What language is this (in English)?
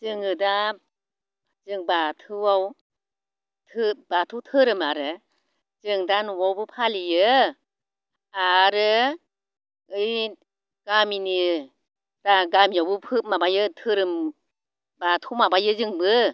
Bodo